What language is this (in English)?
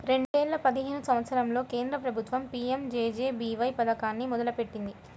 Telugu